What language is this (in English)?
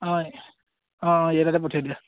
Assamese